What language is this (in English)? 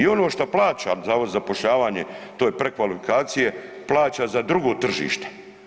Croatian